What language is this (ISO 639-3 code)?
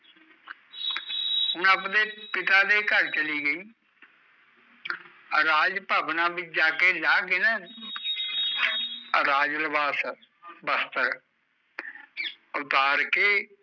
pan